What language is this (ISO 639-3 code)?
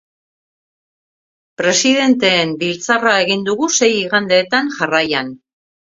eus